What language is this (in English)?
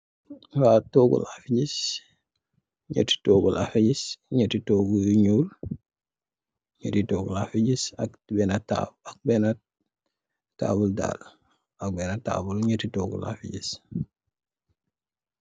Wolof